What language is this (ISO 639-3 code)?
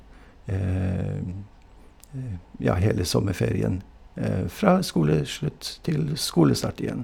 nor